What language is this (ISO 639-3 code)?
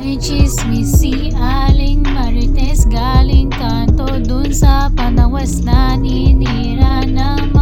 fil